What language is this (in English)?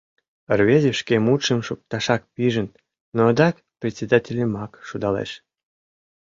Mari